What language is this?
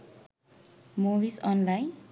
Sinhala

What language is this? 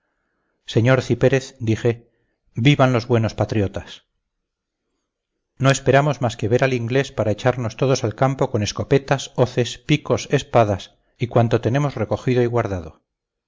Spanish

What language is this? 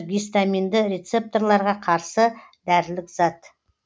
Kazakh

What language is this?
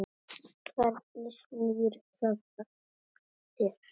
Icelandic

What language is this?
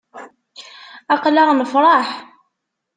Kabyle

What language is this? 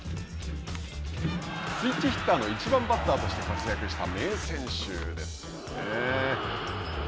Japanese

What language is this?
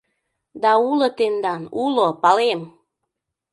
Mari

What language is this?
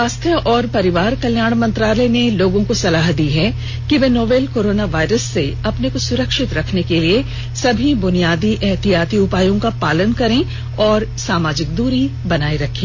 Hindi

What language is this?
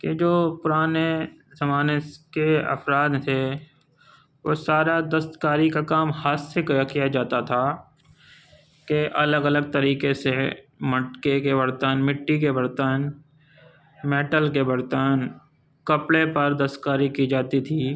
Urdu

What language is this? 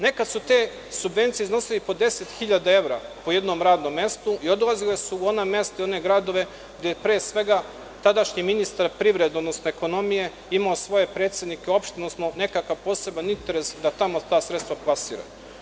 Serbian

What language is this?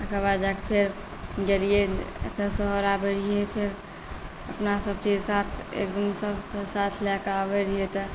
Maithili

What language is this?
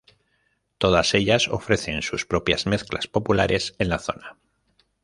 Spanish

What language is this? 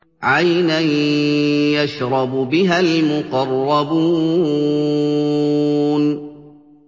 Arabic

